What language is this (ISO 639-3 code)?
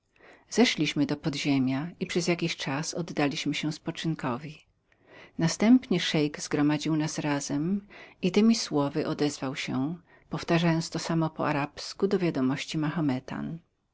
pol